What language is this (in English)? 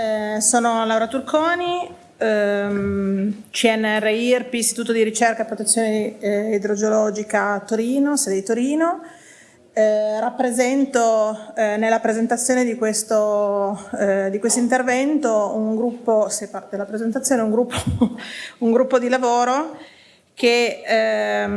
Italian